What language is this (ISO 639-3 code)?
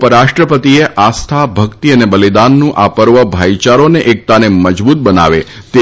guj